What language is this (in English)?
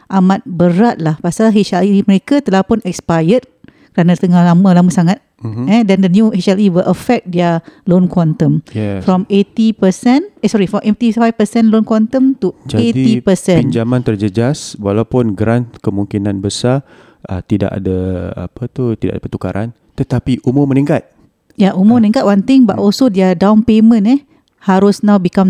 Malay